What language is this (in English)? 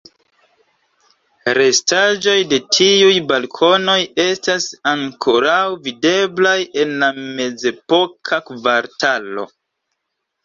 Esperanto